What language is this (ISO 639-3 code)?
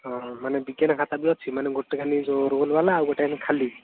ori